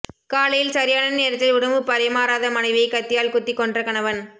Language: Tamil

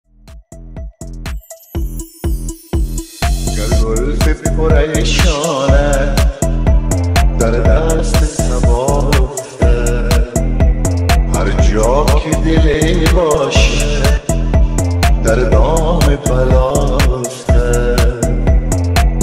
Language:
Persian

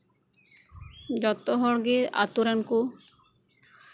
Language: Santali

